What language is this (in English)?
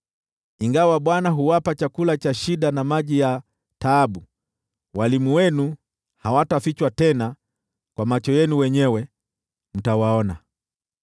Swahili